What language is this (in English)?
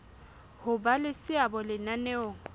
Southern Sotho